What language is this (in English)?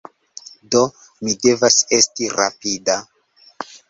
Esperanto